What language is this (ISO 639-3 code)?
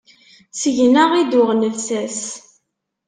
kab